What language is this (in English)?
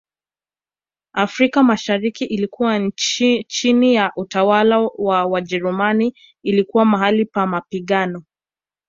Swahili